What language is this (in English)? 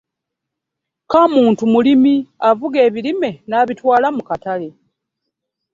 Ganda